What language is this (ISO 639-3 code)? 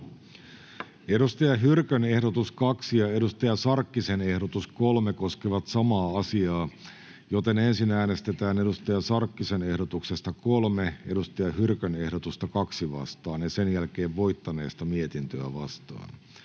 fin